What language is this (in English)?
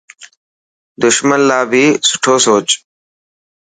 Dhatki